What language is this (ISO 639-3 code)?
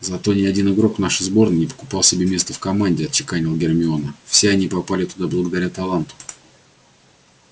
rus